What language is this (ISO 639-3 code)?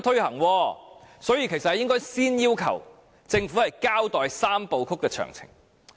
yue